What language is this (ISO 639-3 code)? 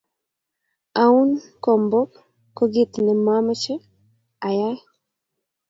kln